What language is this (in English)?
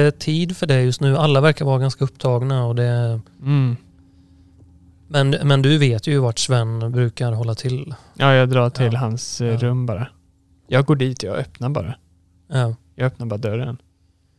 Swedish